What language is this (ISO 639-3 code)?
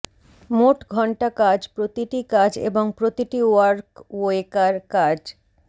ben